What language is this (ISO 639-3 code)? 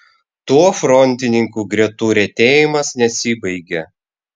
lit